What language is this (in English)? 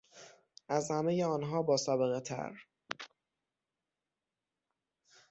Persian